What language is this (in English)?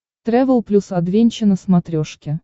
Russian